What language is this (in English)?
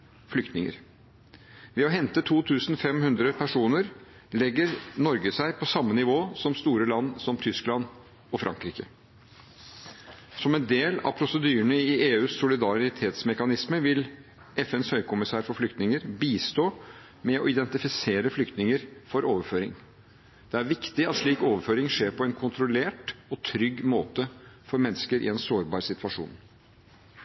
Norwegian Bokmål